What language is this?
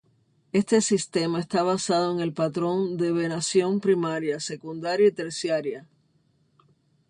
Spanish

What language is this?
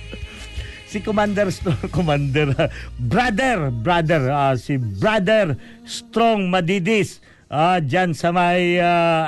Filipino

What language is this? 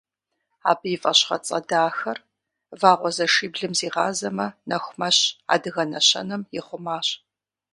Kabardian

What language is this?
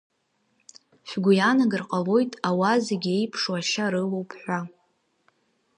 Abkhazian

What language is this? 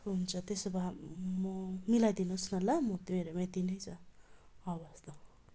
Nepali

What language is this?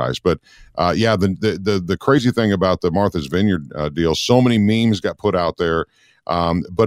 English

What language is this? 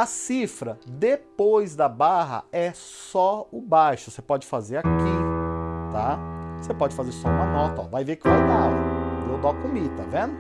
Portuguese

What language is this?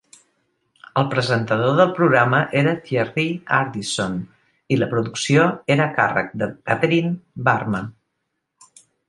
Catalan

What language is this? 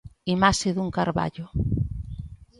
Galician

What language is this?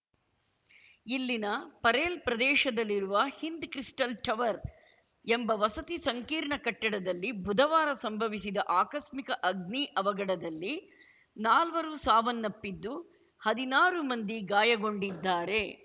Kannada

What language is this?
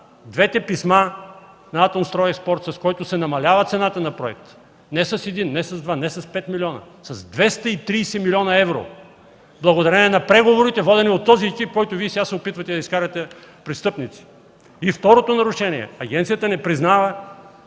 Bulgarian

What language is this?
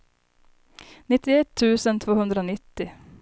Swedish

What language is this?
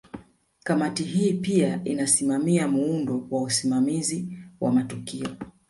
Swahili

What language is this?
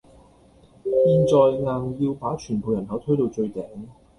Cantonese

